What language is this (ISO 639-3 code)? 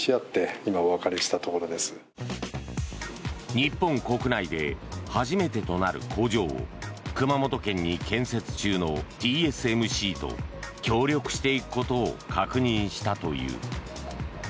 jpn